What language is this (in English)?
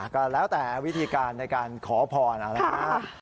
Thai